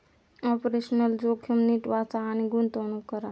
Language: Marathi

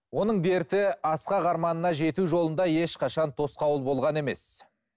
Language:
Kazakh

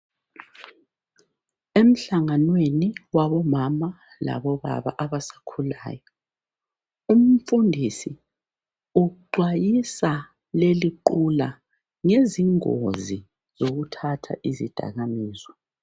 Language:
North Ndebele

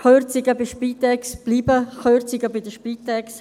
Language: Swiss German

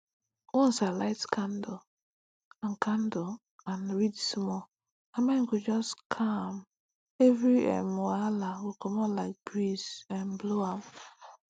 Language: Nigerian Pidgin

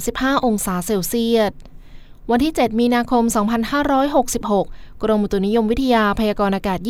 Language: Thai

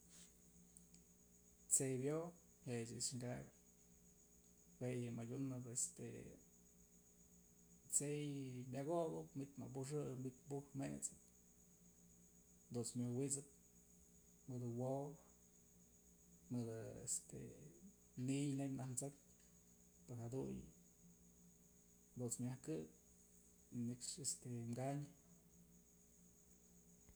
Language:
Mazatlán Mixe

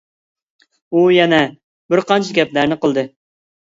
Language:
Uyghur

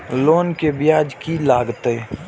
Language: Maithili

